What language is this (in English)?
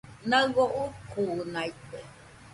Nüpode Huitoto